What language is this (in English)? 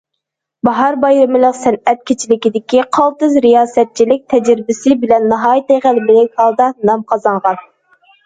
Uyghur